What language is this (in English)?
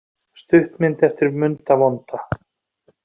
Icelandic